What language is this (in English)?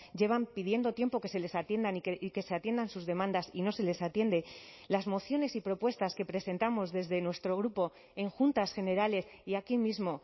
Spanish